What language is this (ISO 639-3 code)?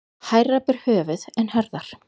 isl